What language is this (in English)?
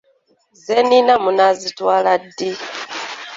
Ganda